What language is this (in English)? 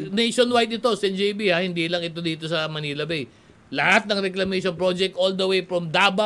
Filipino